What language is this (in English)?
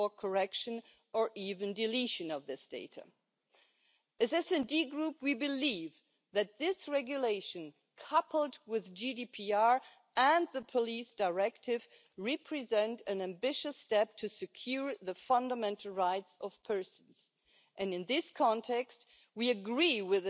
Croatian